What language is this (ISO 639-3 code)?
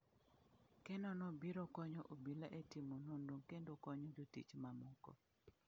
luo